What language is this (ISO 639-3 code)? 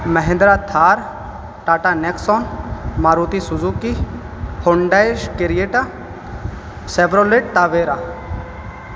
urd